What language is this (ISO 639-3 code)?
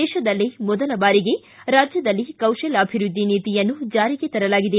kan